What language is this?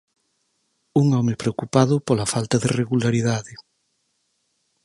Galician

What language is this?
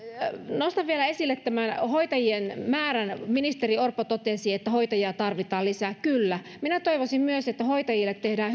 Finnish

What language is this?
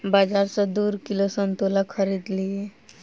Maithili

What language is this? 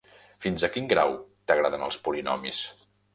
Catalan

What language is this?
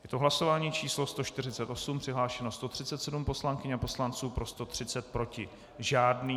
Czech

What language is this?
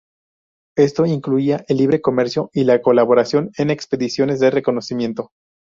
Spanish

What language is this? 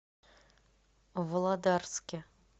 Russian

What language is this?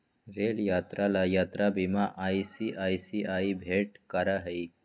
Magahi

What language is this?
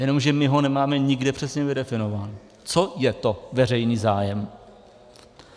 Czech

